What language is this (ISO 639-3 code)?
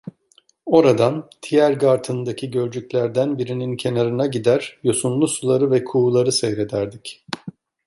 tur